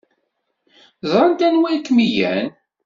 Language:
Kabyle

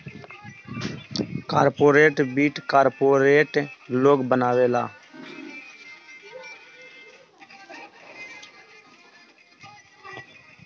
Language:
Bhojpuri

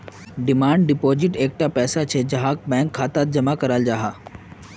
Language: Magahi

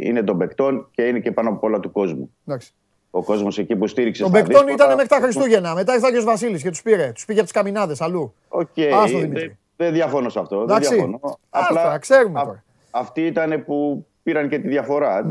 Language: Greek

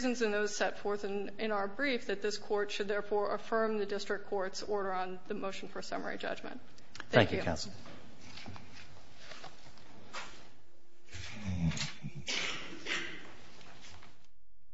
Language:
English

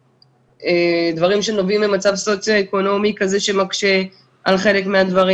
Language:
Hebrew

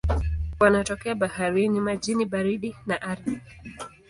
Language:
Swahili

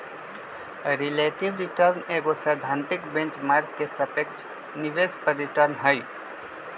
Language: Magahi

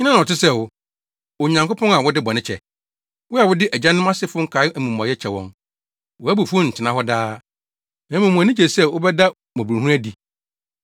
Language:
Akan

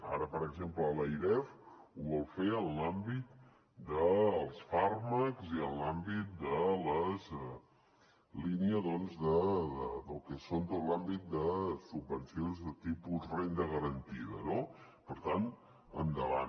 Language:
Catalan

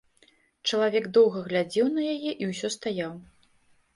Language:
Belarusian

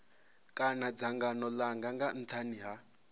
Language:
Venda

